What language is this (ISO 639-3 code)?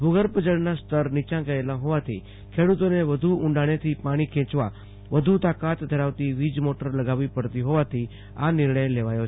guj